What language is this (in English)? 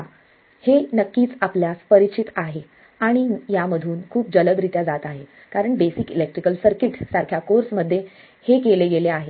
Marathi